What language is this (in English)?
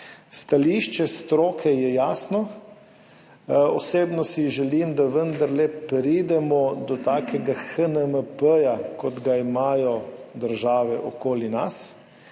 Slovenian